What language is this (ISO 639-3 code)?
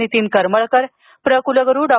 mar